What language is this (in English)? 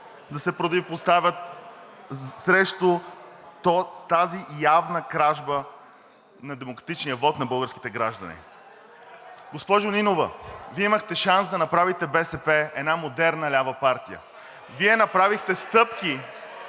Bulgarian